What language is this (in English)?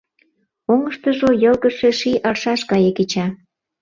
Mari